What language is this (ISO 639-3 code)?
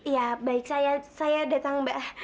ind